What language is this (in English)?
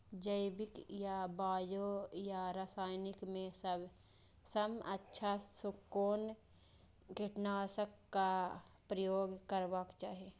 Maithili